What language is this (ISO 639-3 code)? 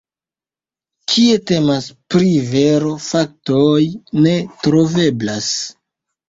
epo